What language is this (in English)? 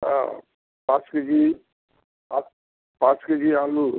Bangla